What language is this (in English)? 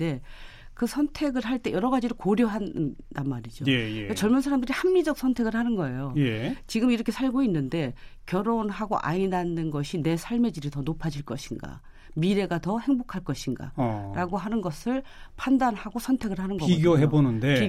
Korean